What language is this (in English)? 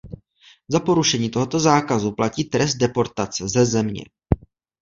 Czech